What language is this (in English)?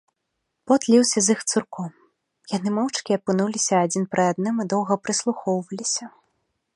Belarusian